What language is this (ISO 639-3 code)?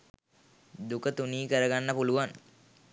sin